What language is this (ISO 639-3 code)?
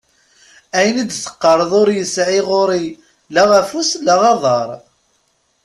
kab